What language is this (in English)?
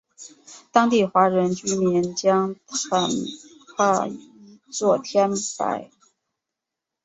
Chinese